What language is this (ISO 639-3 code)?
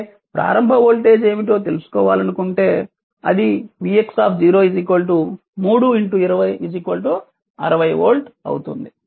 tel